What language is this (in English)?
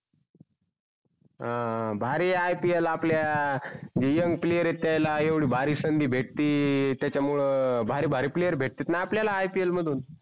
Marathi